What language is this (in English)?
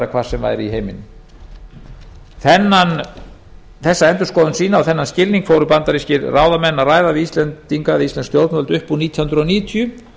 Icelandic